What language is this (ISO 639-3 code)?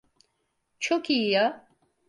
tur